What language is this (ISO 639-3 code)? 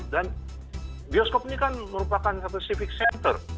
ind